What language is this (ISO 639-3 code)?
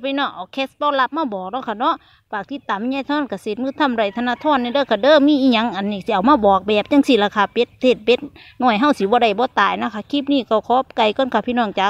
tha